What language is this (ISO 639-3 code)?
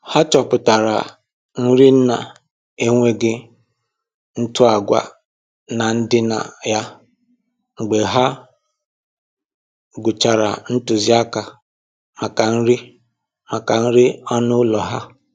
ibo